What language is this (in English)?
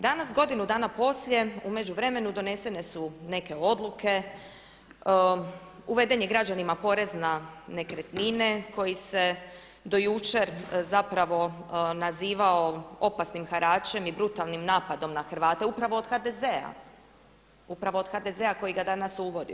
Croatian